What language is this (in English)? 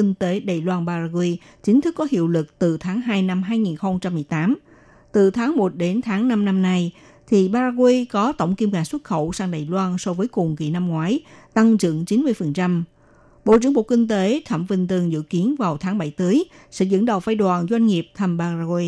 Vietnamese